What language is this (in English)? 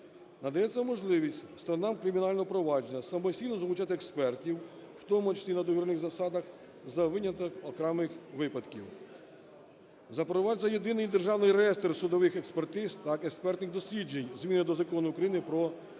Ukrainian